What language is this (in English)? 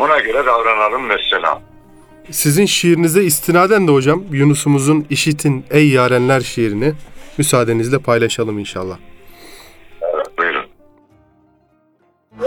Turkish